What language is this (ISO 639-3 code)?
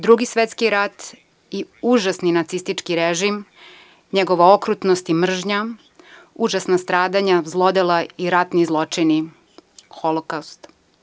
srp